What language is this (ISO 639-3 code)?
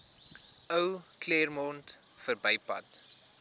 afr